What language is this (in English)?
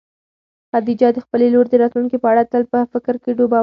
Pashto